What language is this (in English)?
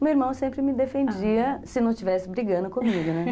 Portuguese